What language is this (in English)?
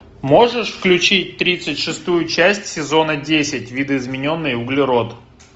Russian